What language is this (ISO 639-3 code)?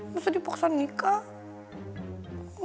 ind